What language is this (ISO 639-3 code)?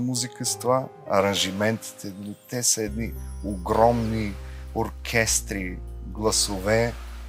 bul